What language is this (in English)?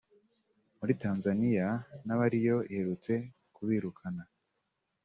Kinyarwanda